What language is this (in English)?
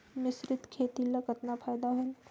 Chhattisgarhi